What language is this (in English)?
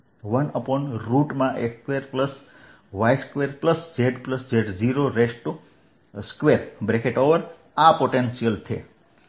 Gujarati